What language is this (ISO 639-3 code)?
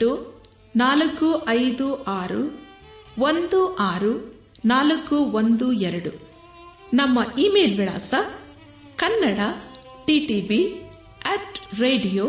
kan